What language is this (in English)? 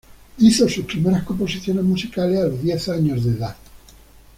Spanish